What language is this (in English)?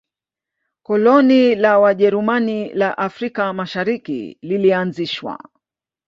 Swahili